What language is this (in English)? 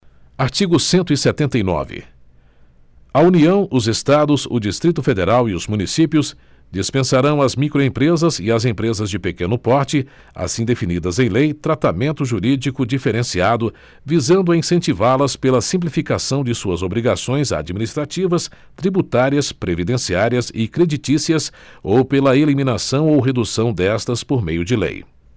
Portuguese